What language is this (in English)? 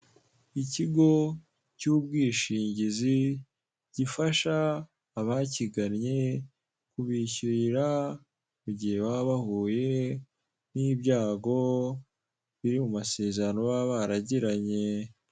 Kinyarwanda